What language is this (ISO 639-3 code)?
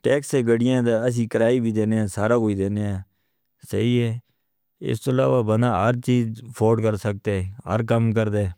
hno